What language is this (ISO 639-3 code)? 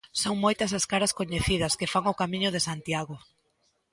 glg